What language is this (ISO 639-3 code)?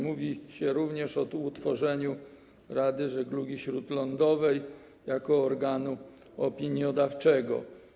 pol